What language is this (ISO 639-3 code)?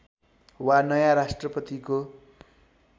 nep